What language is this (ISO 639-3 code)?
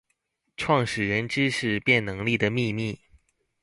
zho